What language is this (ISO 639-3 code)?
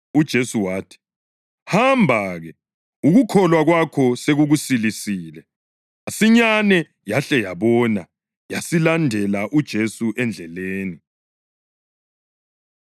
nde